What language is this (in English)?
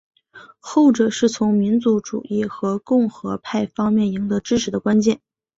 Chinese